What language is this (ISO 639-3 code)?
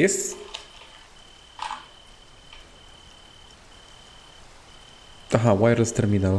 pol